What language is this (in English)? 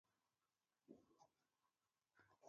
Pashto